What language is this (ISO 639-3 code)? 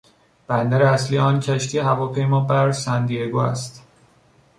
fas